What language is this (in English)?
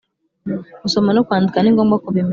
Kinyarwanda